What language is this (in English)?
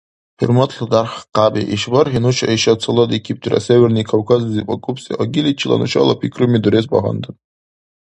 Dargwa